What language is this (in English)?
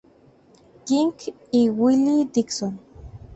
Spanish